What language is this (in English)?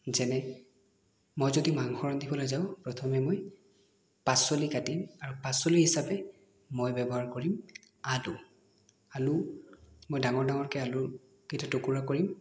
Assamese